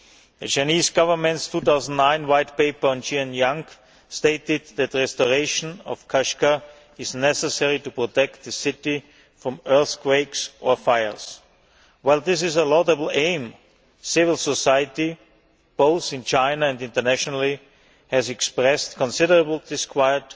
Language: English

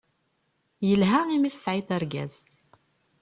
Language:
Kabyle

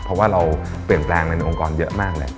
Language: Thai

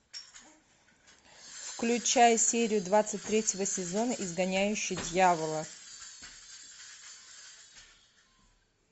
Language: Russian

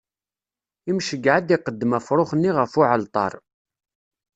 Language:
Kabyle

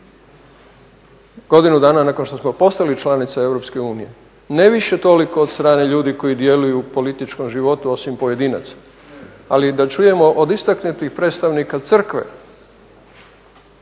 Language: Croatian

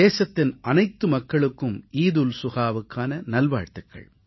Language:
Tamil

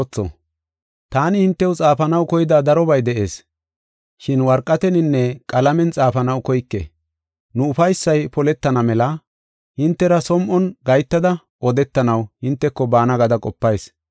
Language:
Gofa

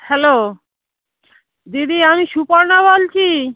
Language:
Bangla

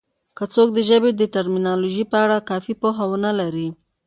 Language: Pashto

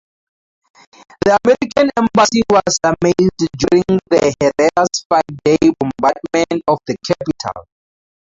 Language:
English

